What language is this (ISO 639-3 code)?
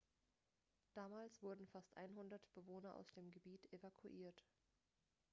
deu